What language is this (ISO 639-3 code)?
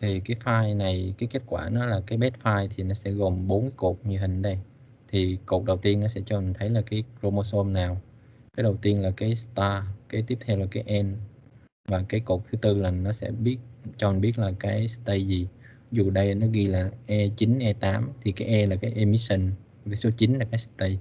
vie